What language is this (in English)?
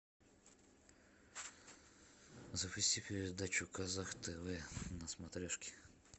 Russian